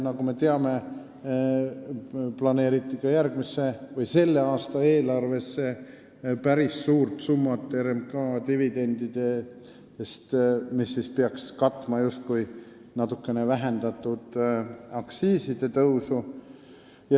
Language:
Estonian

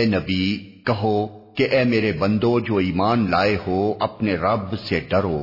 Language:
Urdu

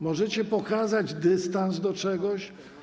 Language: Polish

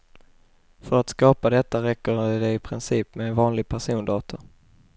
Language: Swedish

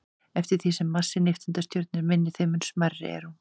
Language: Icelandic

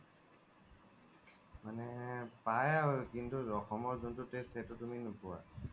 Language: Assamese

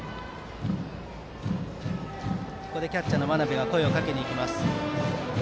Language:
Japanese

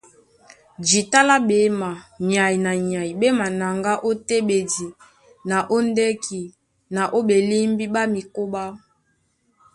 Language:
Duala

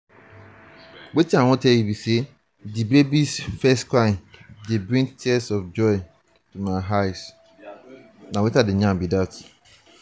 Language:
Nigerian Pidgin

